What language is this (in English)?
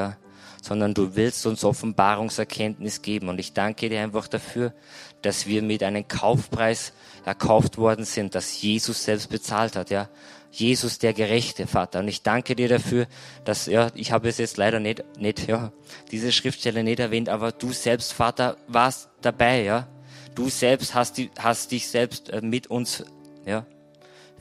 German